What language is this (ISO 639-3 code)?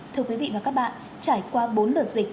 vie